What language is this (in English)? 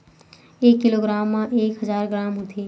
Chhattisgarhi